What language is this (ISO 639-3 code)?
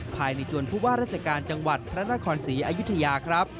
tha